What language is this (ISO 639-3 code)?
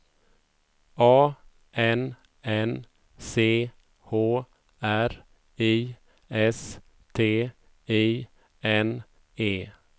swe